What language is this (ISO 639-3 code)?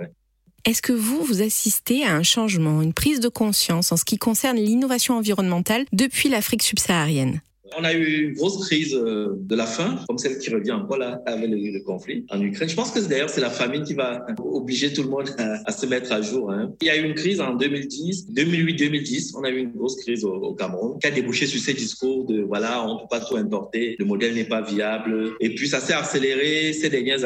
fra